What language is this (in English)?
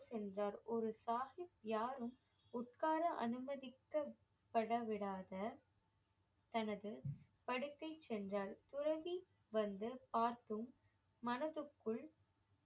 Tamil